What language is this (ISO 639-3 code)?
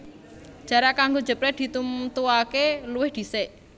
jav